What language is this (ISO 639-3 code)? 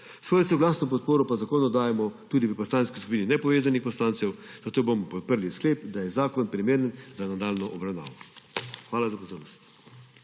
slv